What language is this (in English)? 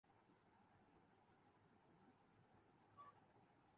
Urdu